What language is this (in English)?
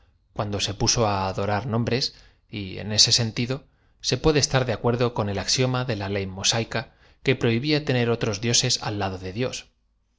Spanish